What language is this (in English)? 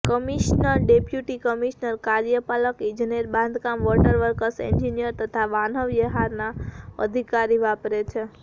Gujarati